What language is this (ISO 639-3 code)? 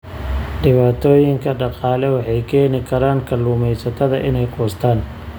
som